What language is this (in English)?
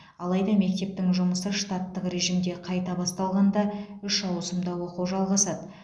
Kazakh